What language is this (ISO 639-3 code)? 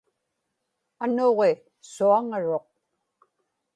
ipk